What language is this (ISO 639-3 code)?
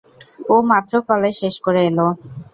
ben